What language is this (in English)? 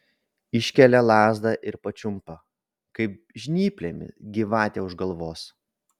Lithuanian